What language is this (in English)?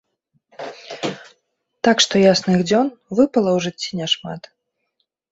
Belarusian